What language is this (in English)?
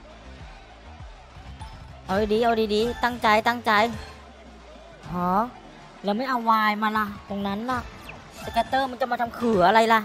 Thai